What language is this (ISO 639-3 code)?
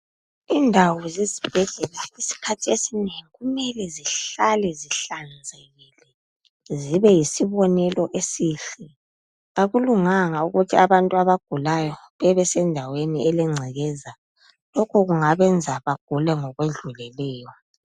nde